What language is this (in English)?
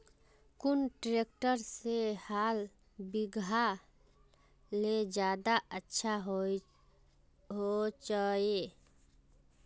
Magahi